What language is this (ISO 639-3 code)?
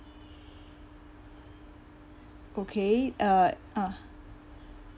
eng